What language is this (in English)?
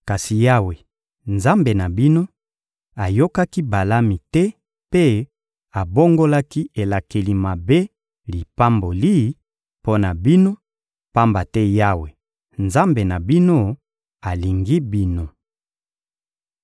Lingala